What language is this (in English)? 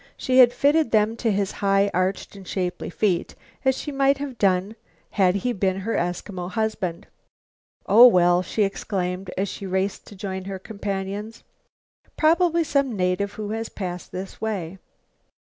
English